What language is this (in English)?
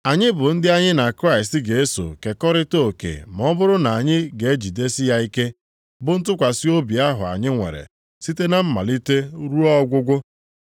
Igbo